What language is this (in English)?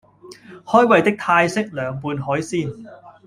Cantonese